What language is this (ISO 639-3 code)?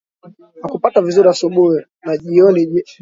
swa